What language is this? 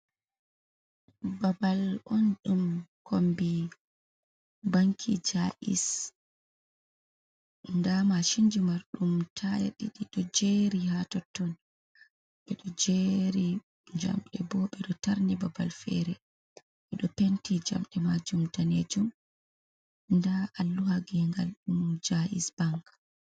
Fula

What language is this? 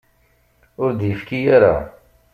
Kabyle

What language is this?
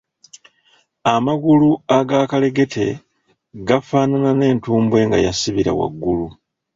Ganda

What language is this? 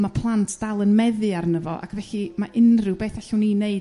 Welsh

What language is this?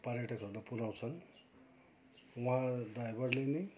Nepali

